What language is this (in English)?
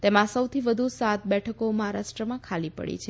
Gujarati